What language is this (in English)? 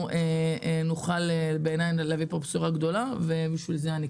Hebrew